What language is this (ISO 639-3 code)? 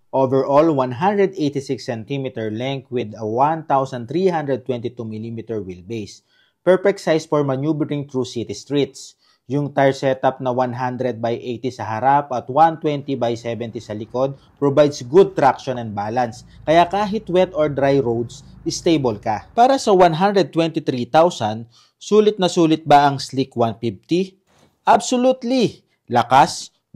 fil